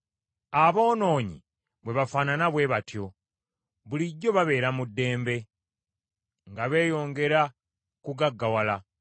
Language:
Ganda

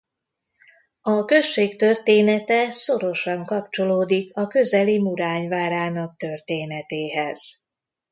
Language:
Hungarian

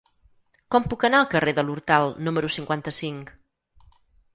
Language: Catalan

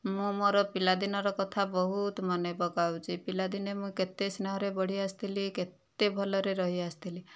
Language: Odia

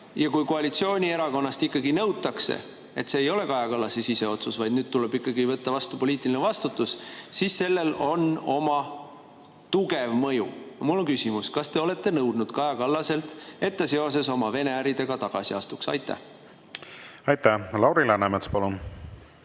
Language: Estonian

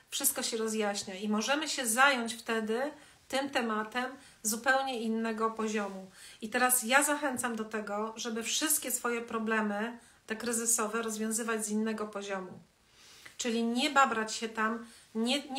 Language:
Polish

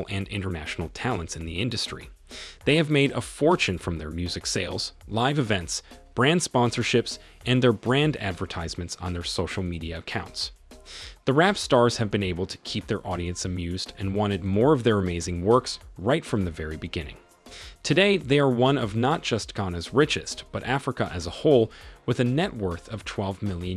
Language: English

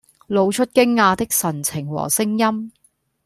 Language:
Cantonese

